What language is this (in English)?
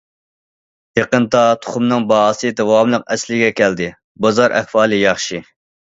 Uyghur